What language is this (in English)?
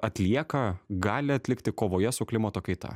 Lithuanian